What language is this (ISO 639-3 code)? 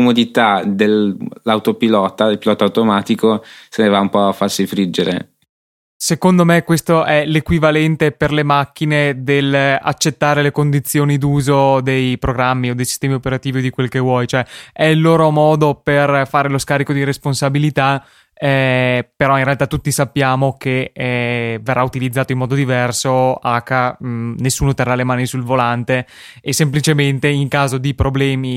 ita